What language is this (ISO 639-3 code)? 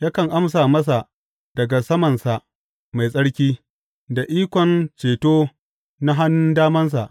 hau